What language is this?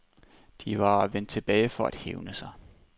Danish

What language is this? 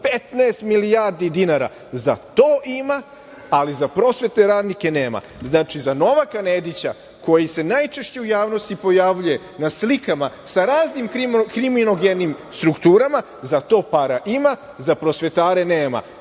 Serbian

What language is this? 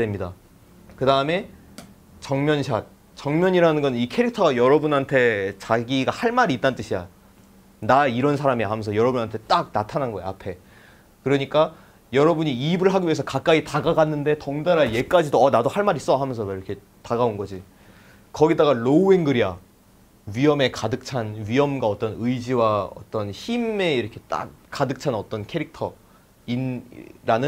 Korean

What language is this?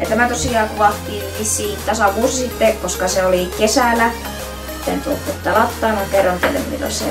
Finnish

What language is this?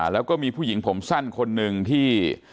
Thai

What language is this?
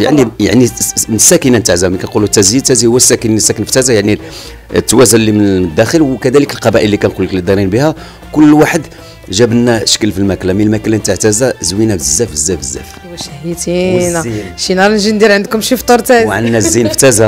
Arabic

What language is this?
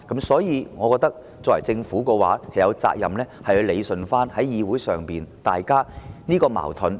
Cantonese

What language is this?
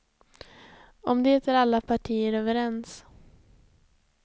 Swedish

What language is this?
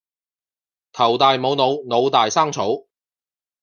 Cantonese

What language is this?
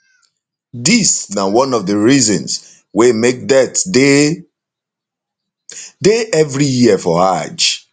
Nigerian Pidgin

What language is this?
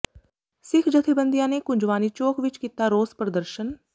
Punjabi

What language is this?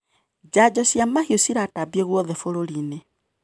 Kikuyu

